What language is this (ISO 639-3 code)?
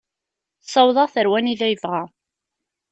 kab